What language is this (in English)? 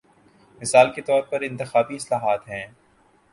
Urdu